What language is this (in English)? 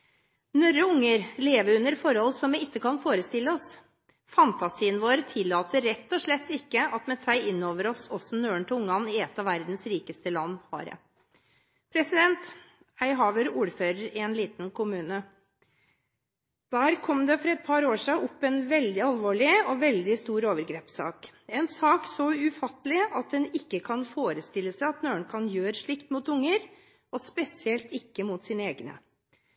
Norwegian Bokmål